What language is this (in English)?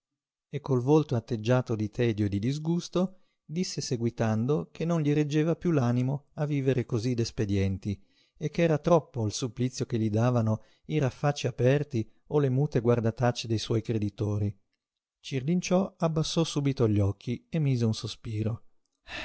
Italian